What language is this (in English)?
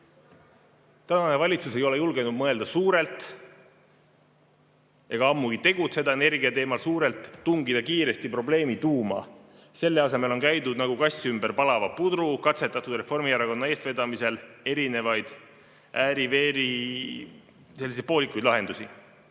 Estonian